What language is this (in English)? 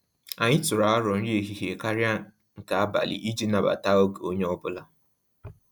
Igbo